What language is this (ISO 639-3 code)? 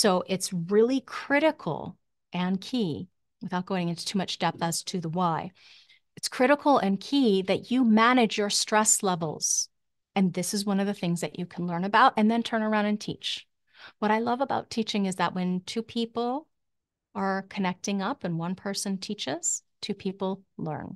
eng